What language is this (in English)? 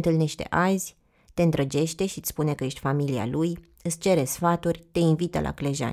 Romanian